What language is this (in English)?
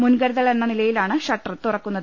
Malayalam